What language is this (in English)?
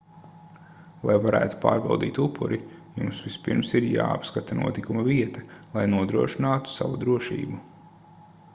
Latvian